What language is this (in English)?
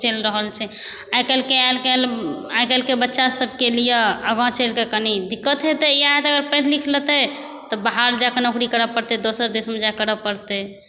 Maithili